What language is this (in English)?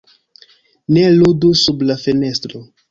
Esperanto